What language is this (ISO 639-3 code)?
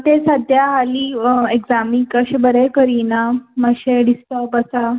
kok